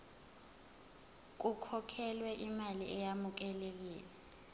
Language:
Zulu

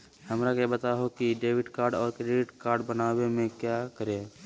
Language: Magahi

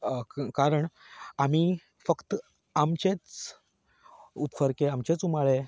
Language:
Konkani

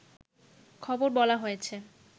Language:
Bangla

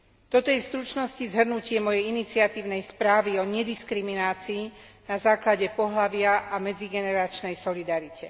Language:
Slovak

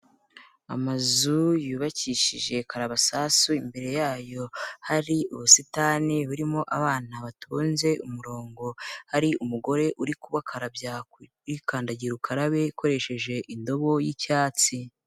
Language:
Kinyarwanda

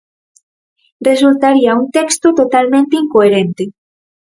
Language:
Galician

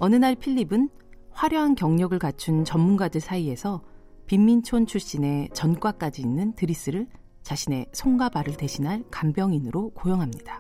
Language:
Korean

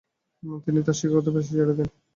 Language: Bangla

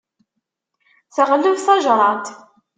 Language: Kabyle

